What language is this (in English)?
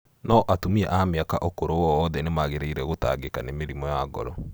Kikuyu